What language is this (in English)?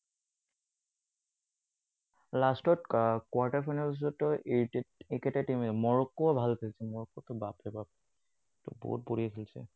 Assamese